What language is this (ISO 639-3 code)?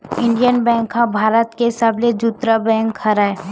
hne